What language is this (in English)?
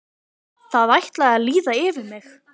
Icelandic